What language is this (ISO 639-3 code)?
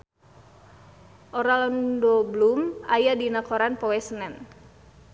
sun